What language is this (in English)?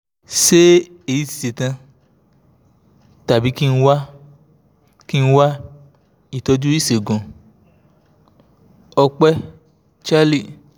Yoruba